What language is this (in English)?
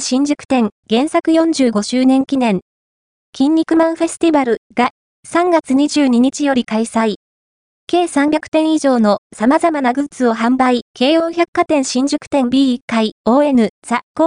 Japanese